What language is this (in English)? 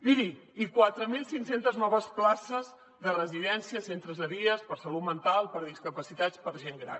Catalan